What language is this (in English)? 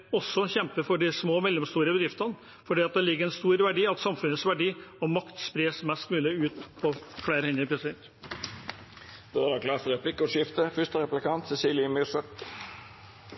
Norwegian